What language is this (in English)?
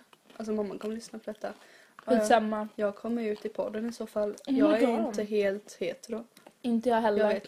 Swedish